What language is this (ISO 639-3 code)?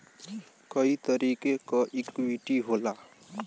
bho